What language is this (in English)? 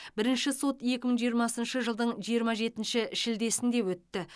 Kazakh